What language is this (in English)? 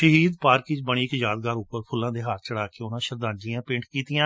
Punjabi